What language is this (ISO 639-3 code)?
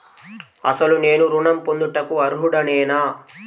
tel